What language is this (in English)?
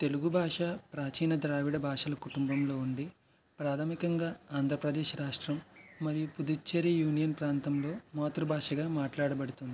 Telugu